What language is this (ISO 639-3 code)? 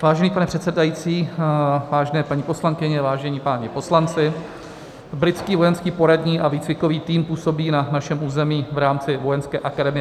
ces